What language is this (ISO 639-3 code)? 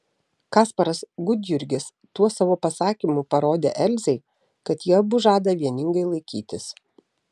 lit